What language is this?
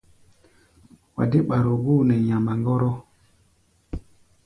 Gbaya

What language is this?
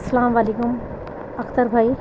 Urdu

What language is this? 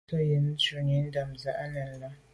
Medumba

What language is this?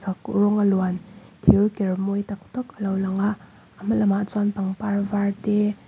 Mizo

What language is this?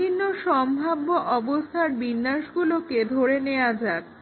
Bangla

